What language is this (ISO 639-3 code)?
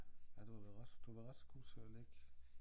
dan